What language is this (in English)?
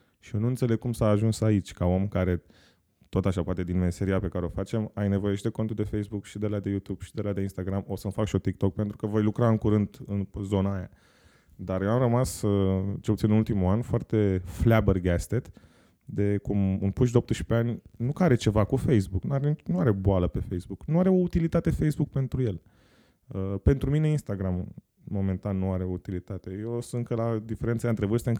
Romanian